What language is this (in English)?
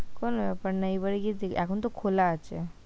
Bangla